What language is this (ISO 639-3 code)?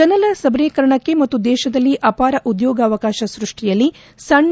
kan